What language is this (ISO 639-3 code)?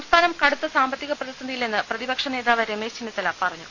mal